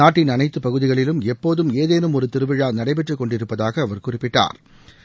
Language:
Tamil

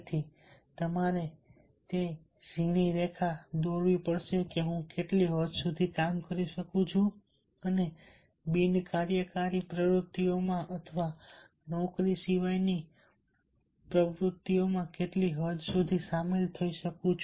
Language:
Gujarati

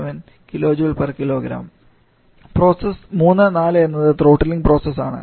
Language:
Malayalam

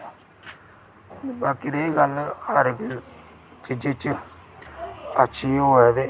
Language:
Dogri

